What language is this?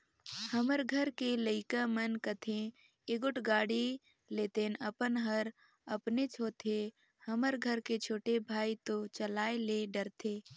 Chhattisgarhi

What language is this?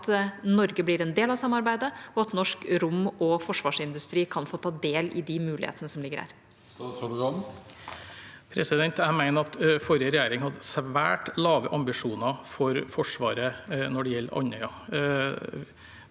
Norwegian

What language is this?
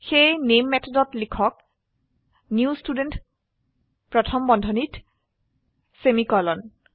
Assamese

